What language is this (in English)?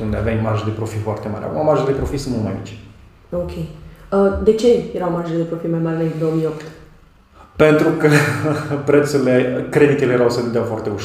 Romanian